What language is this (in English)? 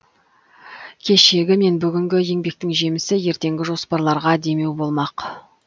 Kazakh